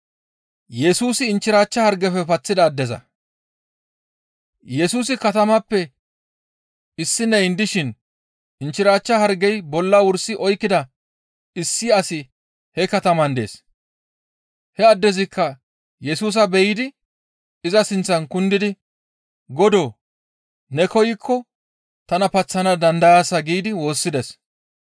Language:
Gamo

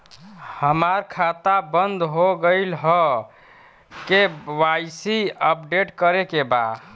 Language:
Bhojpuri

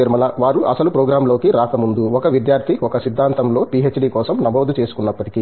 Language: Telugu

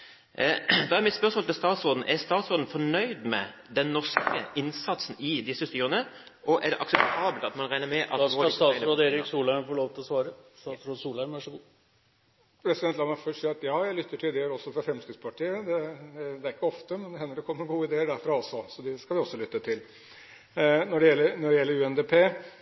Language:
Norwegian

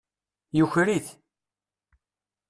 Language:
Kabyle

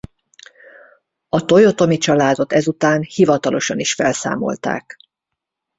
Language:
Hungarian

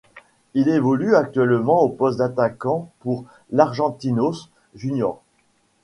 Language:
French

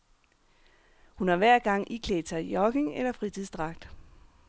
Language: Danish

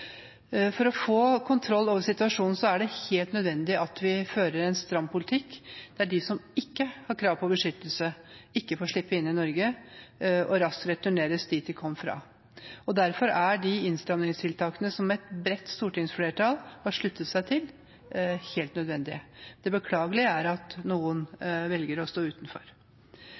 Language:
Norwegian Bokmål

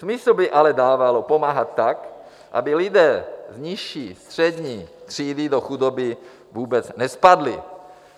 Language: Czech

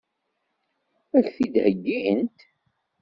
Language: Kabyle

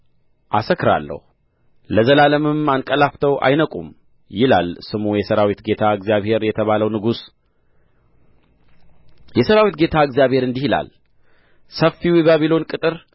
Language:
Amharic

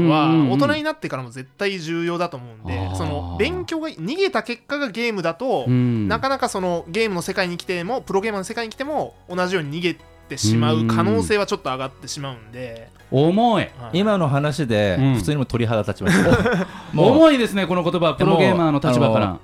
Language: Japanese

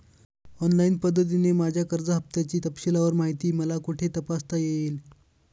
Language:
Marathi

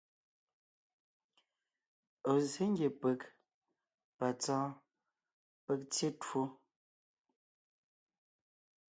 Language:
Ngiemboon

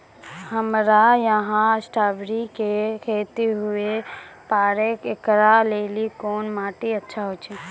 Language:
Maithili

